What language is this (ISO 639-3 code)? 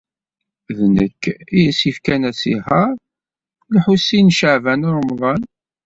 kab